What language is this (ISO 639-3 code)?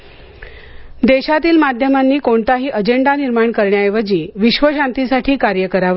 mar